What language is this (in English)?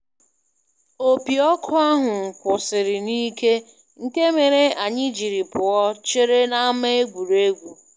Igbo